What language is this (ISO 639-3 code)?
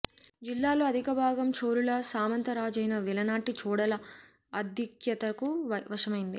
tel